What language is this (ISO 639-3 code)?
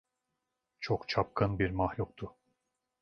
tur